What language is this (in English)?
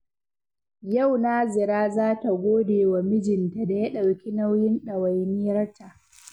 Hausa